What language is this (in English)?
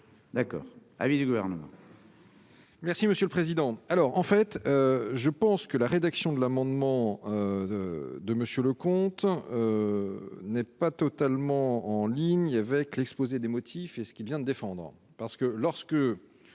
French